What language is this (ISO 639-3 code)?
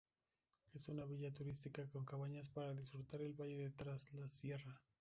spa